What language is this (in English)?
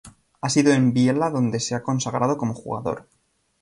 Spanish